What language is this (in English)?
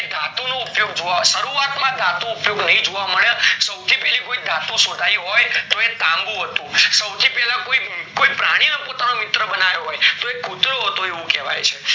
Gujarati